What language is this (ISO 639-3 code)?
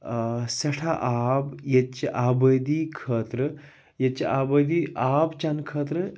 kas